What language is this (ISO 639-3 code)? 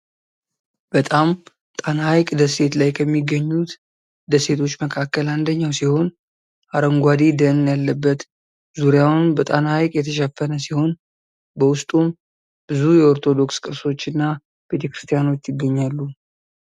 amh